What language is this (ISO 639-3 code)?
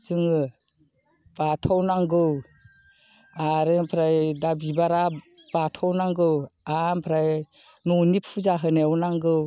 brx